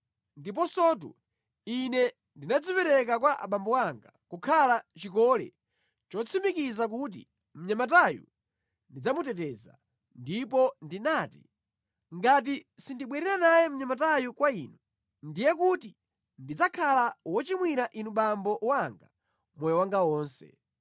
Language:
Nyanja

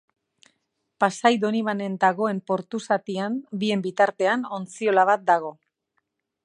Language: Basque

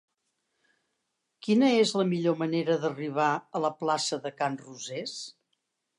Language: Catalan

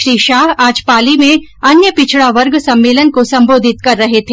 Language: Hindi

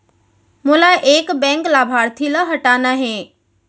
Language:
Chhattisgarhi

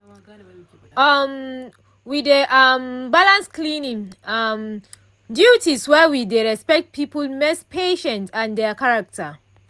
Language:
Nigerian Pidgin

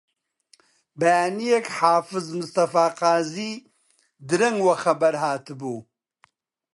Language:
Central Kurdish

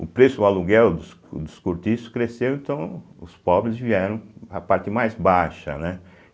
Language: Portuguese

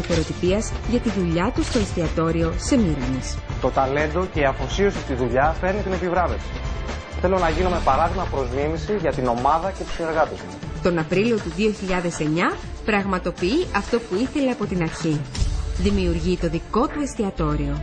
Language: Greek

